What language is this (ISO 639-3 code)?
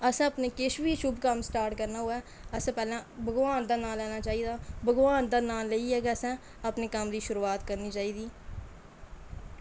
doi